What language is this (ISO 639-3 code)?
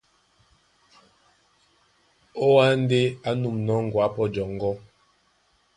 dua